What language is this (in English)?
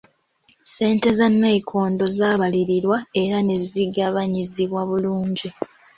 Ganda